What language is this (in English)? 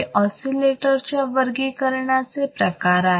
Marathi